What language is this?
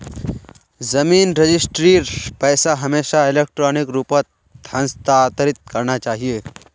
Magahi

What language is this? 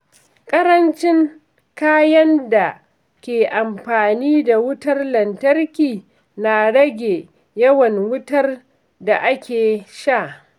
Hausa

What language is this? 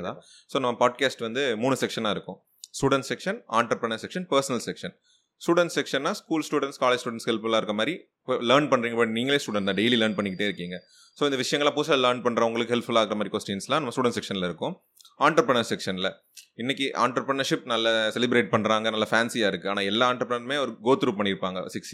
Tamil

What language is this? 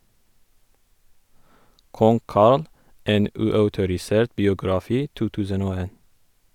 Norwegian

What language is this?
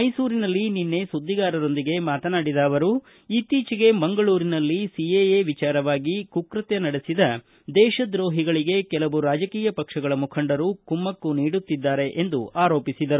Kannada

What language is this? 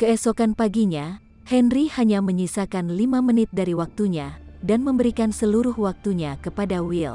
Indonesian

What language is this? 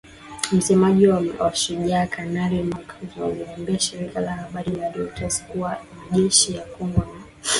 Swahili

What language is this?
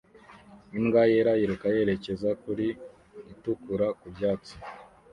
Kinyarwanda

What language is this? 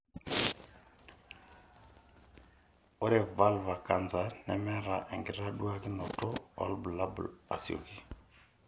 Masai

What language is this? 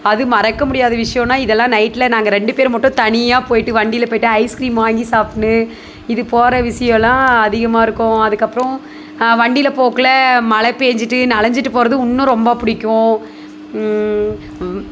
Tamil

